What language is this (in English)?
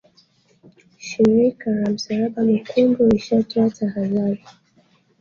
Swahili